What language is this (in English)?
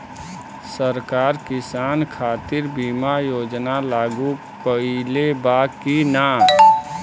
Bhojpuri